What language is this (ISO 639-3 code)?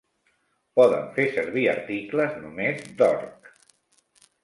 cat